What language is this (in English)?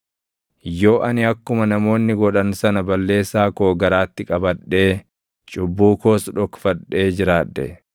Oromo